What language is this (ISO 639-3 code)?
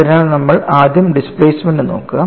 mal